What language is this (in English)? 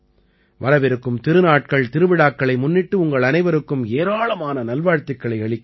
Tamil